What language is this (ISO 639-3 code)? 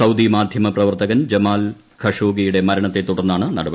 mal